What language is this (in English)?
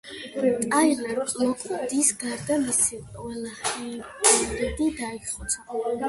Georgian